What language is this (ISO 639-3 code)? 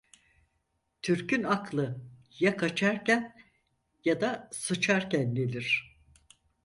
tur